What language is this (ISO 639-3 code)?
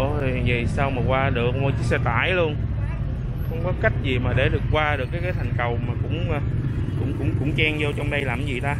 vie